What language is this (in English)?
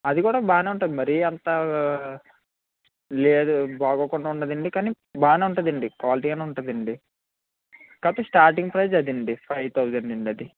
Telugu